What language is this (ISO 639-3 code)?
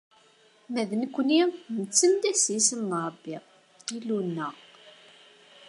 kab